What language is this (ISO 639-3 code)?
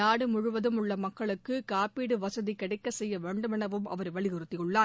tam